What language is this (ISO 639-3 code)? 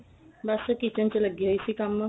pan